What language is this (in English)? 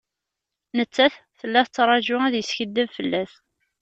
Kabyle